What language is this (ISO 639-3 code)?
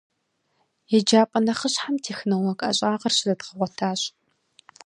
kbd